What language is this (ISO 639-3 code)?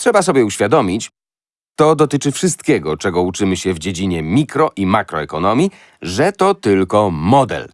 pol